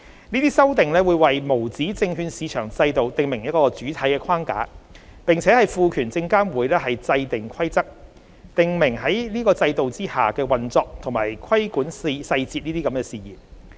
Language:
Cantonese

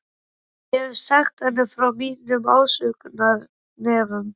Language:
Icelandic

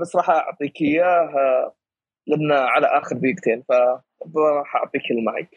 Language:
Arabic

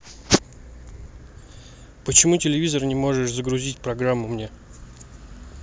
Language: Russian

